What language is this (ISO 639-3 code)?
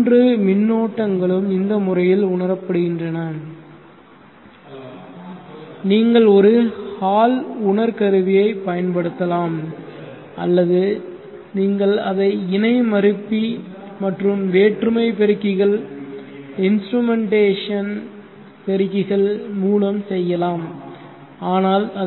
tam